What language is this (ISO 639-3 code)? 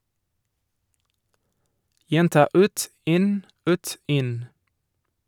nor